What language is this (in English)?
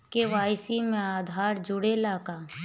Bhojpuri